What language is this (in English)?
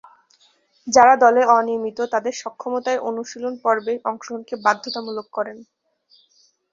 Bangla